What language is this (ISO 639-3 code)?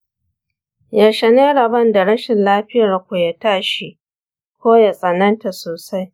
hau